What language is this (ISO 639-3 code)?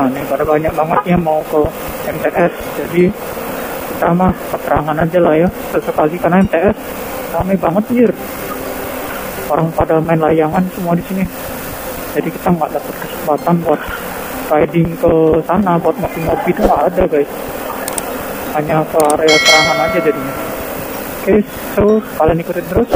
ind